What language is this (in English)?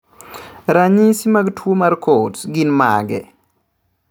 Luo (Kenya and Tanzania)